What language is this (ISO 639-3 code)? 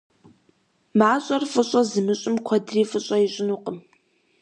kbd